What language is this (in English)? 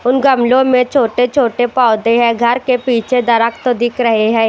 Hindi